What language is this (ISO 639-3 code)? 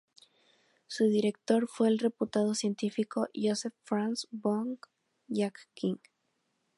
spa